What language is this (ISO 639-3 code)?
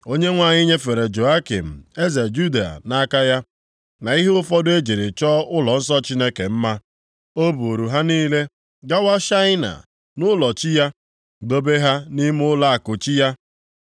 ibo